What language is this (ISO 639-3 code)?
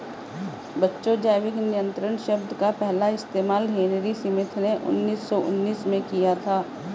hin